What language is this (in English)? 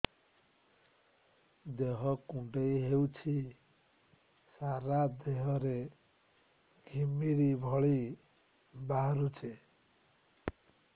Odia